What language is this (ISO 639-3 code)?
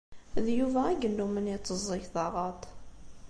kab